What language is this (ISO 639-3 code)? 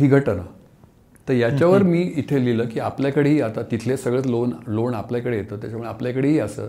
mar